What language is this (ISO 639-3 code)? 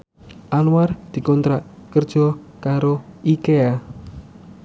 jav